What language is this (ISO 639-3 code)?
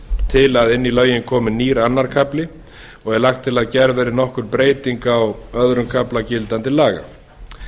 isl